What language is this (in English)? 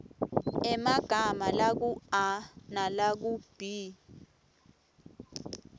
Swati